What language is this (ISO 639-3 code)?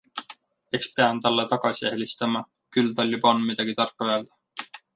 est